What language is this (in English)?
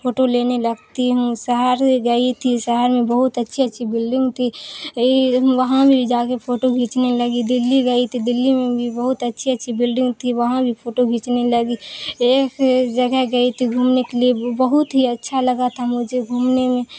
Urdu